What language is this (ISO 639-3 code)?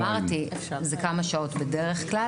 heb